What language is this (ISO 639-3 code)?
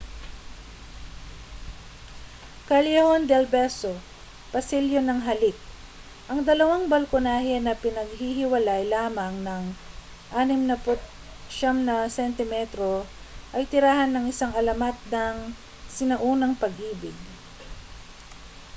fil